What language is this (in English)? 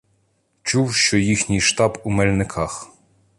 Ukrainian